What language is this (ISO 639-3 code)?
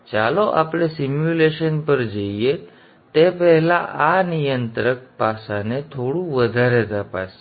guj